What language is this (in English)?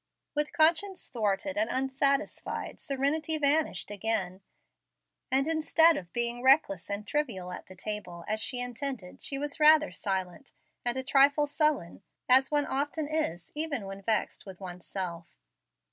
English